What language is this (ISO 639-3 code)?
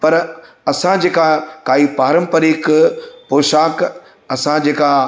snd